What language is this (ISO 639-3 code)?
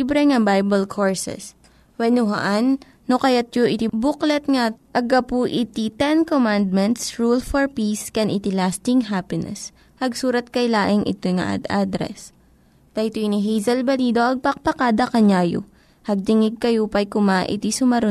fil